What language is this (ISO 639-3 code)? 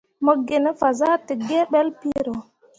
mua